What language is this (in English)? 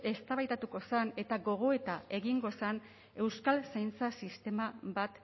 Basque